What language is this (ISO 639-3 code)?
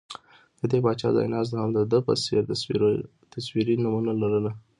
pus